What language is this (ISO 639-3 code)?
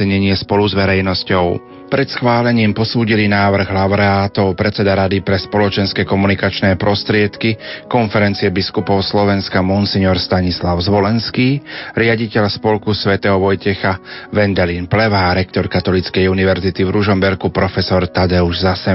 slk